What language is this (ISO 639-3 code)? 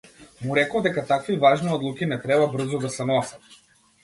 mkd